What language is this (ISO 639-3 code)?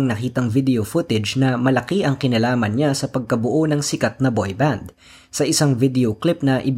fil